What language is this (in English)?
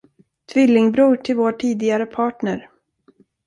Swedish